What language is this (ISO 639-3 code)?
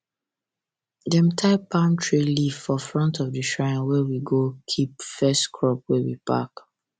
pcm